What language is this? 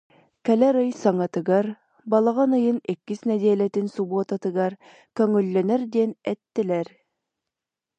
Yakut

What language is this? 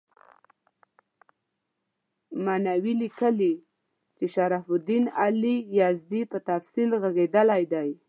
Pashto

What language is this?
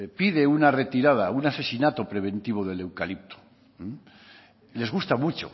Spanish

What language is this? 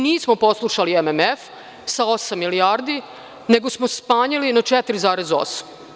Serbian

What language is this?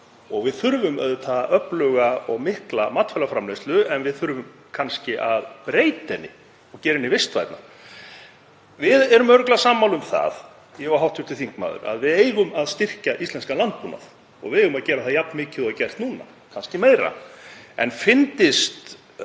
Icelandic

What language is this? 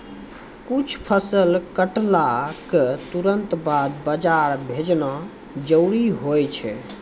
Maithili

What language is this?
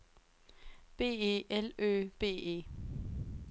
Danish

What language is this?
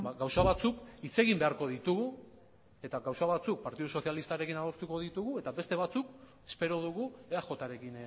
Basque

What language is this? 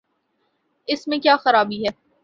Urdu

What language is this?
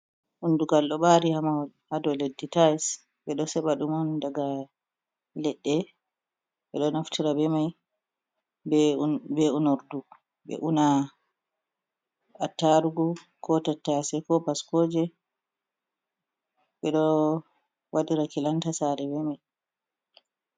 Fula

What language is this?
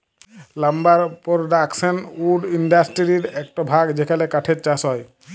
Bangla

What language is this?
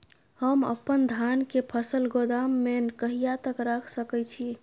Maithili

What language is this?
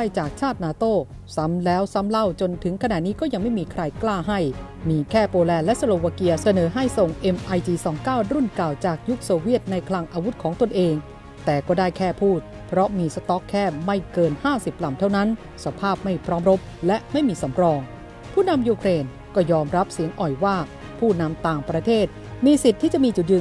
Thai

